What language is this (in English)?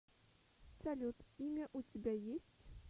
Russian